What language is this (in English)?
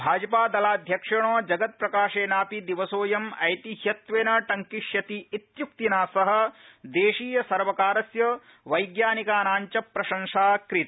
Sanskrit